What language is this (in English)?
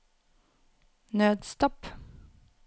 Norwegian